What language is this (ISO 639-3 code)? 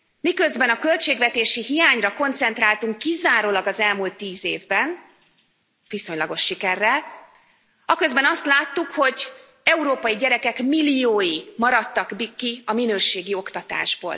hun